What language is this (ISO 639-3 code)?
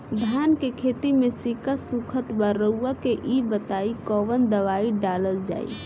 bho